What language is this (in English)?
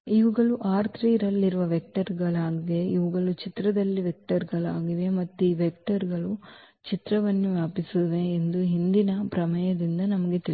Kannada